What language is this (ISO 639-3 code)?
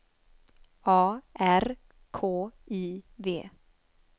swe